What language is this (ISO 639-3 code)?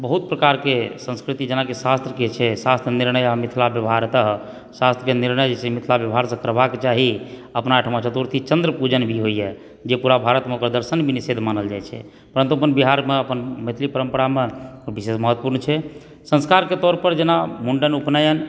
mai